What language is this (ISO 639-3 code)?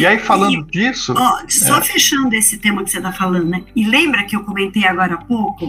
por